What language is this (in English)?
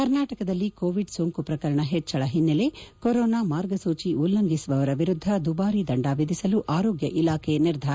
Kannada